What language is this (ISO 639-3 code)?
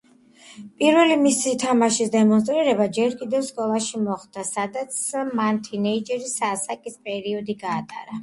kat